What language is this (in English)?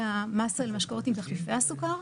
Hebrew